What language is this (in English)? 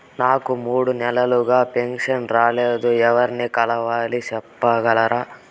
Telugu